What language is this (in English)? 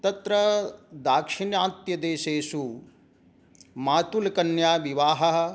Sanskrit